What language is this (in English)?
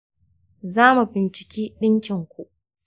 Hausa